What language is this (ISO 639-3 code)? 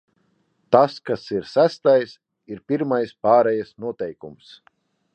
lav